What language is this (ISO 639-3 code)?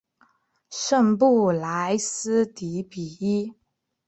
zho